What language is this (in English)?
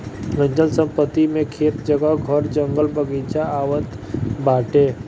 Bhojpuri